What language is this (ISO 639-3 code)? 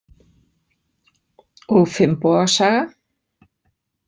isl